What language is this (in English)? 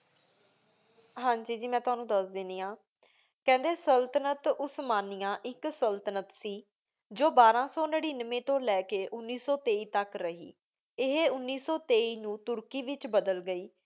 Punjabi